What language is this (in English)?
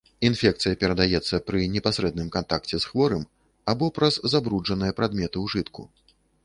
Belarusian